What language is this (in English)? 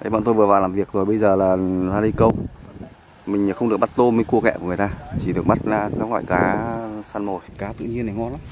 Vietnamese